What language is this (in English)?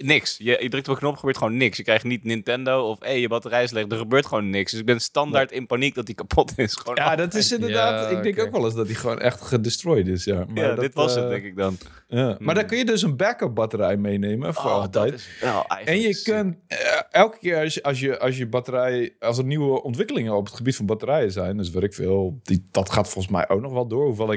Dutch